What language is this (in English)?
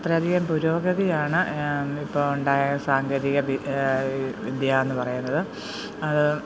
Malayalam